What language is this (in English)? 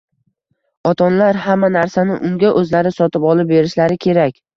Uzbek